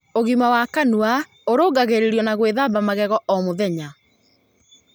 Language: Kikuyu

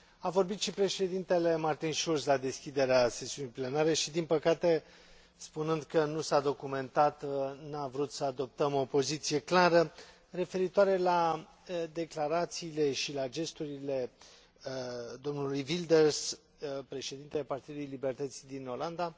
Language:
Romanian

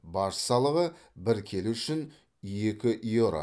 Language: Kazakh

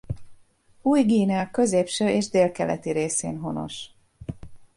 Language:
Hungarian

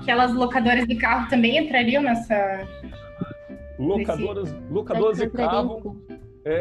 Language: Portuguese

